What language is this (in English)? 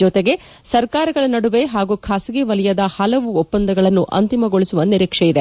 Kannada